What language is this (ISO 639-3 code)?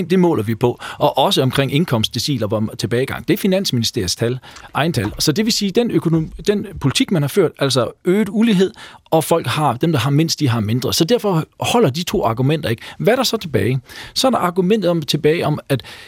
dan